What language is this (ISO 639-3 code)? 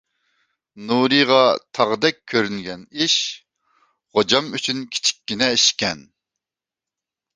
uig